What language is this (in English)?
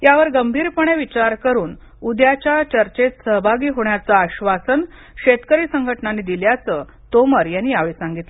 Marathi